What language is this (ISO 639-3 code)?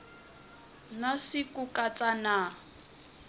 tso